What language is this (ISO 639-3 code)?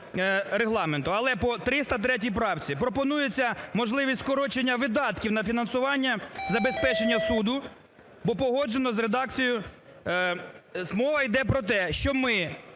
ukr